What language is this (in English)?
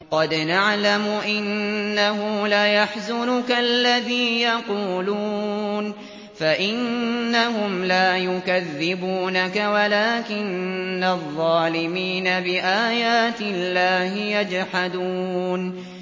Arabic